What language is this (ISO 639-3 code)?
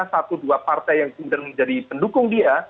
ind